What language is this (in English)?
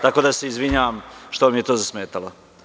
Serbian